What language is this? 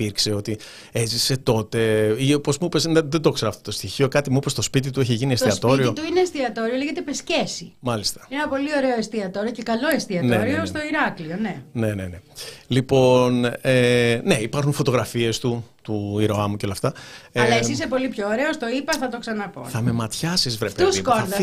Greek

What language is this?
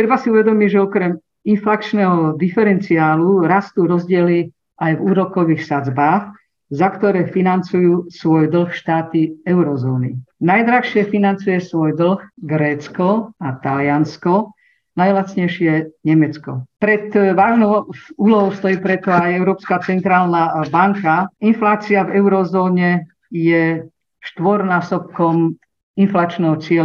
Slovak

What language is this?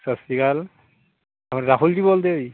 Punjabi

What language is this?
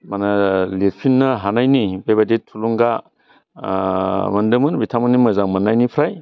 Bodo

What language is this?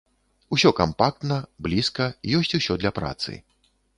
Belarusian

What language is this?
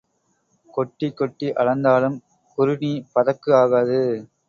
Tamil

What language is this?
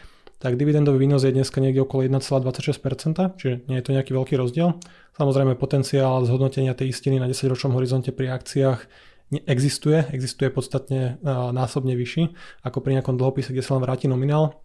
Slovak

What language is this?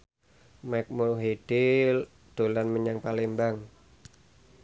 Javanese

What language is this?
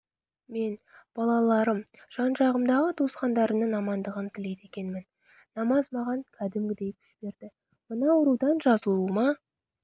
Kazakh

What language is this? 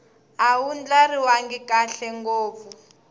Tsonga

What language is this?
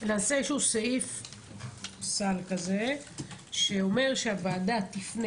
Hebrew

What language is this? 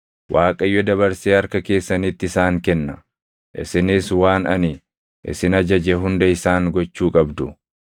Oromo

